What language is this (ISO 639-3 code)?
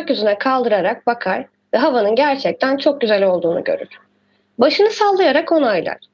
tur